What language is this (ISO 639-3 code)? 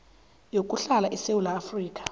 nbl